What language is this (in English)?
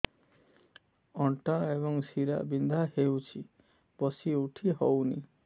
Odia